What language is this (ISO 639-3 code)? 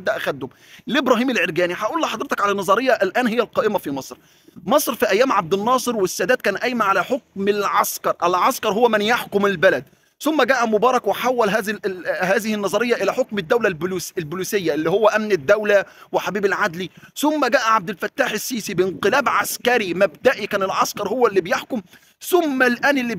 ara